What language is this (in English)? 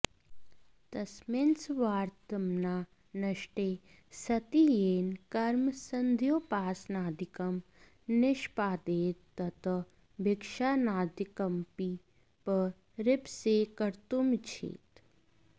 Sanskrit